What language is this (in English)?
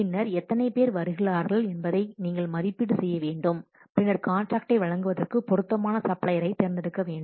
Tamil